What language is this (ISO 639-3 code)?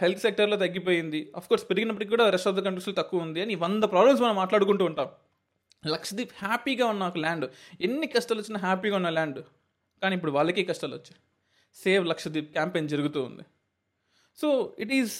tel